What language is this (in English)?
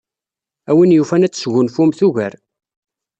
Kabyle